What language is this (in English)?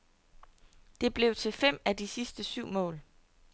Danish